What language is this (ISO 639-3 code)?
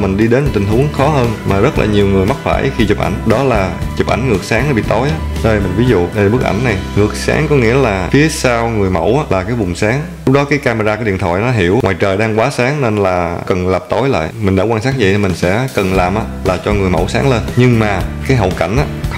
vie